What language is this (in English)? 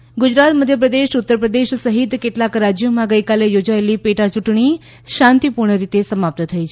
Gujarati